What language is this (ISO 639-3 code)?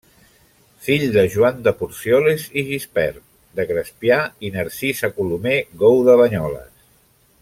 cat